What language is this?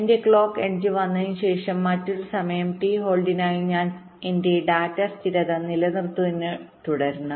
Malayalam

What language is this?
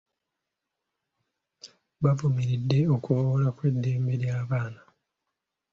Ganda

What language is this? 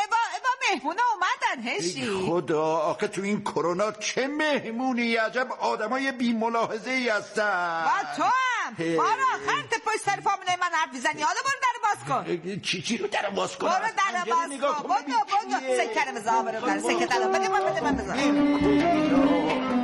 Persian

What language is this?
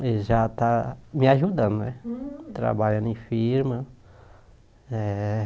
Portuguese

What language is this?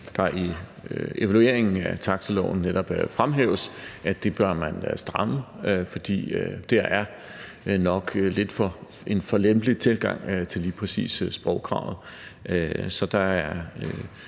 Danish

